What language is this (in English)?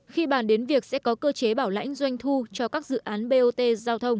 Vietnamese